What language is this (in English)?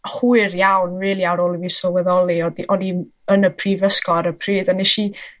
Welsh